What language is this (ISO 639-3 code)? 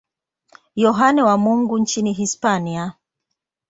swa